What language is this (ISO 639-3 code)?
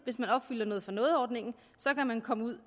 dan